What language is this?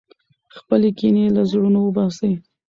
Pashto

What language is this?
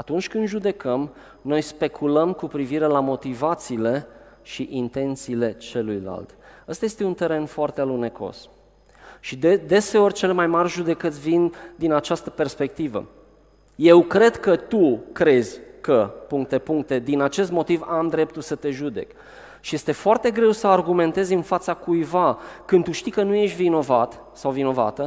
Romanian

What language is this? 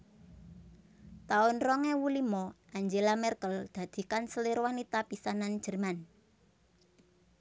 Javanese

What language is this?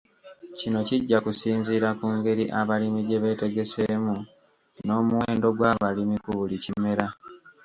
Ganda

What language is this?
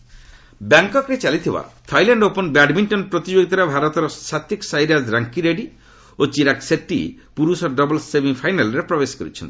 Odia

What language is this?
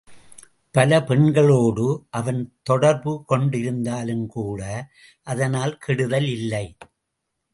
Tamil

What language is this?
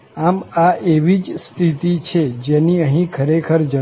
Gujarati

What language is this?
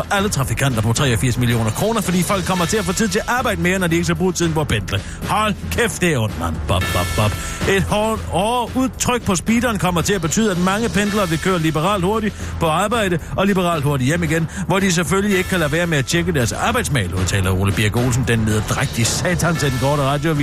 Danish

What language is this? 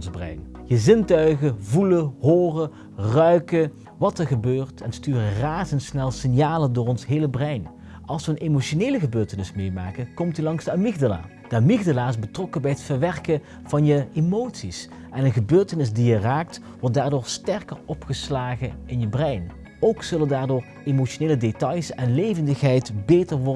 Dutch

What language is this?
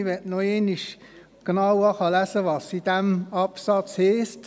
Swiss German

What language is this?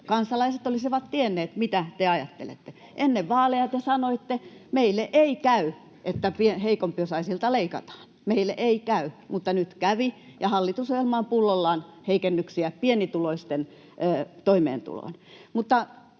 Finnish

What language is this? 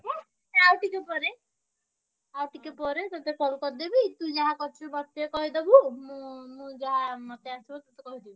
Odia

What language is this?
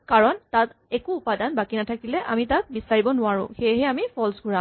Assamese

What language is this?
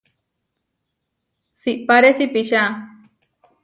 Huarijio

